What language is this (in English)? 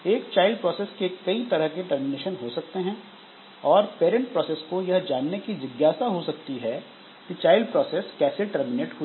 Hindi